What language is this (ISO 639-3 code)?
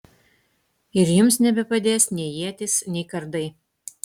lit